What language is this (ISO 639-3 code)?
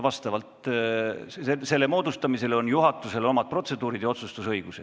est